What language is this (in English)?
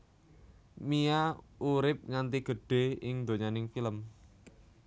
Javanese